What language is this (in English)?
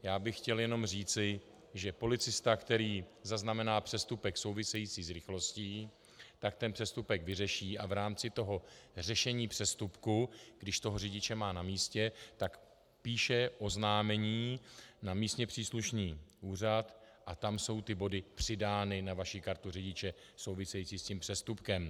Czech